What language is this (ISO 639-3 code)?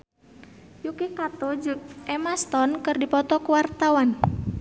sun